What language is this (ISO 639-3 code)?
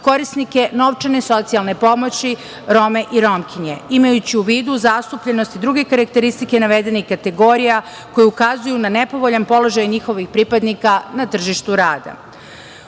srp